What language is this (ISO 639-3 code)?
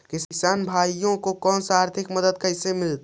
mag